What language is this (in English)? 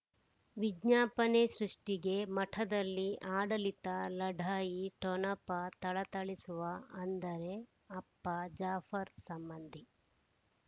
Kannada